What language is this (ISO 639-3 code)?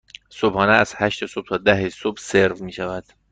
fas